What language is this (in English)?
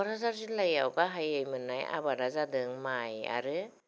Bodo